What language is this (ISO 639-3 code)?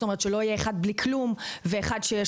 heb